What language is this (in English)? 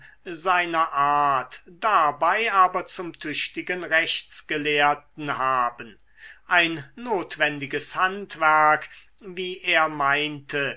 German